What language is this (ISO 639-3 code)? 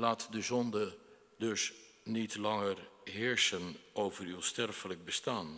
nld